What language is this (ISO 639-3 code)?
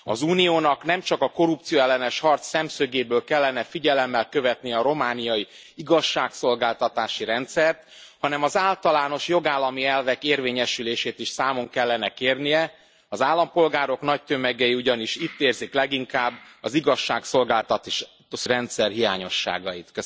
hun